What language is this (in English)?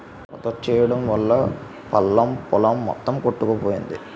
Telugu